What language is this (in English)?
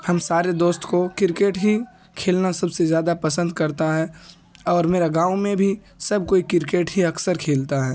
Urdu